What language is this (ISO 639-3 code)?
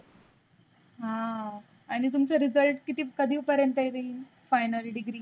mar